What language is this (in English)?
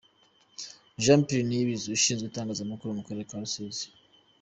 Kinyarwanda